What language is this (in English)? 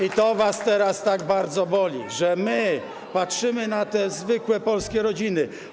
Polish